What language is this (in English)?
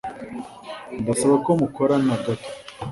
Kinyarwanda